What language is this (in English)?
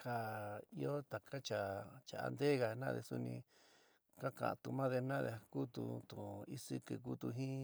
San Miguel El Grande Mixtec